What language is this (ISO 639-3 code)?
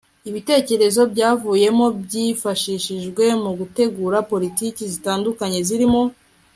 kin